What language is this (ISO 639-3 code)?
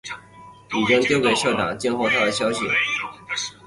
zho